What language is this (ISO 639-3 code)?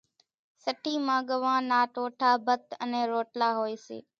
gjk